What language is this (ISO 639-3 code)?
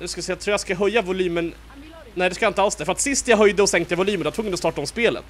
swe